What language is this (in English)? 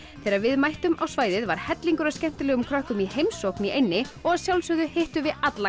Icelandic